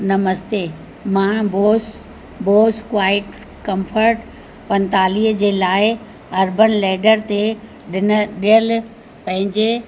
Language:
Sindhi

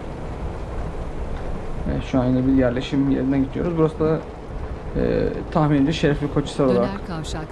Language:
Turkish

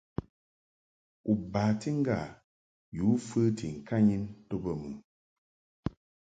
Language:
Mungaka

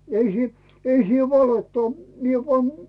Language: Finnish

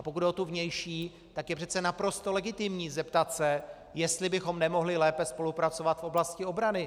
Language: Czech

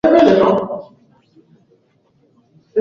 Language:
Swahili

